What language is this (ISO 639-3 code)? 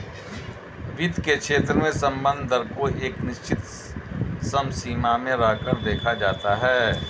hin